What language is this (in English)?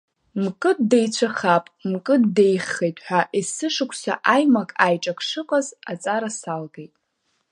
Abkhazian